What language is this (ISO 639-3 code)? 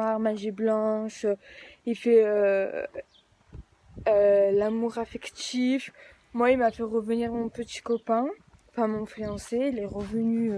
fra